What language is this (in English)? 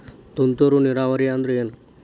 Kannada